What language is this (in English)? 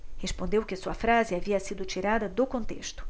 Portuguese